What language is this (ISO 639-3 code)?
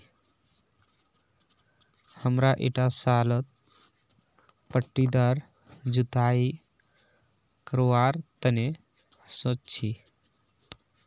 mag